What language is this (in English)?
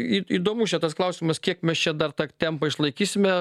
Lithuanian